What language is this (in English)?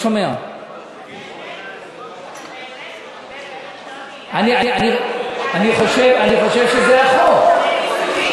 Hebrew